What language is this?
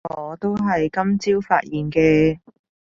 Cantonese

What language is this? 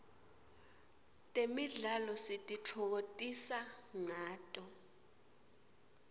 Swati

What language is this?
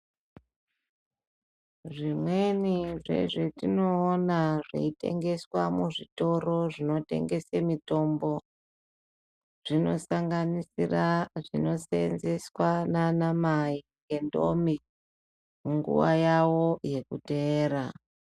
Ndau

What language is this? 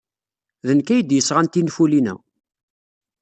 Kabyle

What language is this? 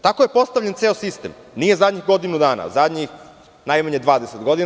Serbian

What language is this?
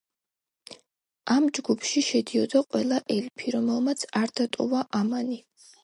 Georgian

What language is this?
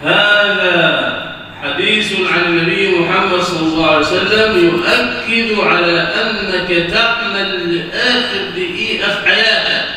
Arabic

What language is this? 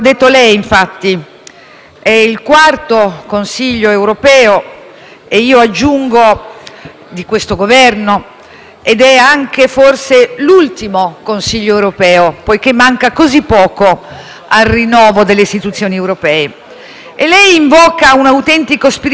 Italian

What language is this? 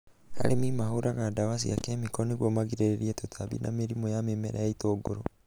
Kikuyu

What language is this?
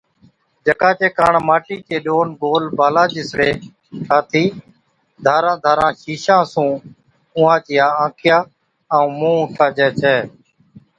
Od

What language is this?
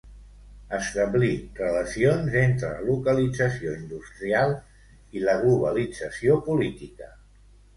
Catalan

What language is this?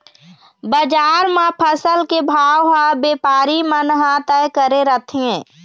Chhattisgarhi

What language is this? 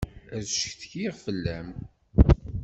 Kabyle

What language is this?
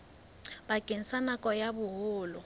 Southern Sotho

